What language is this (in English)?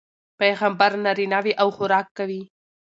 Pashto